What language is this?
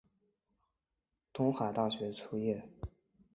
Chinese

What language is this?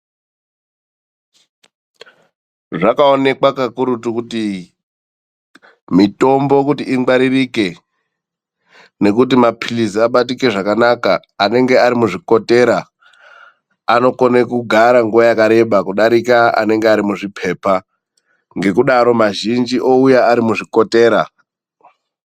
Ndau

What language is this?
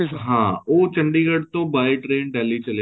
Punjabi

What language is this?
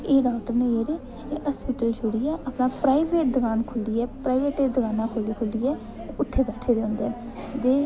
Dogri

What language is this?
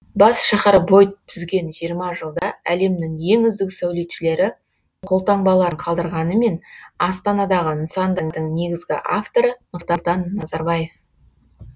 Kazakh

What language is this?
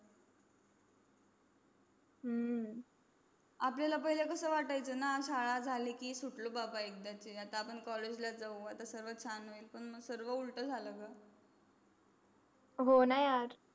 Marathi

